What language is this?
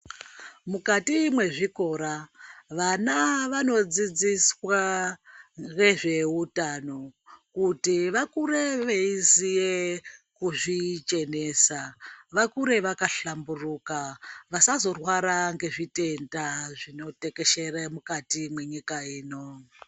Ndau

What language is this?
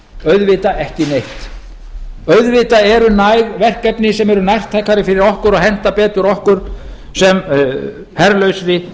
Icelandic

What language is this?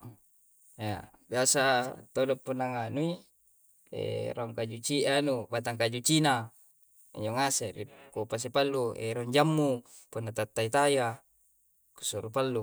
Coastal Konjo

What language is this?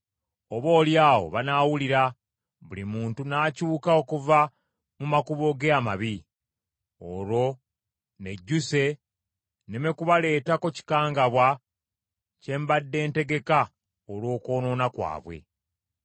Ganda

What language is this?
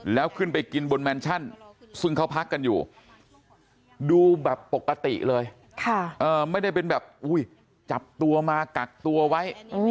Thai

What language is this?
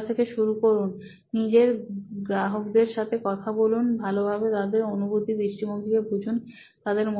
Bangla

